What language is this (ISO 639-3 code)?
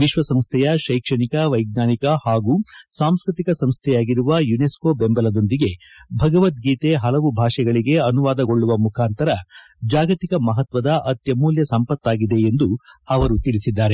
kan